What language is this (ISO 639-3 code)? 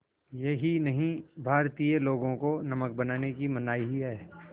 hin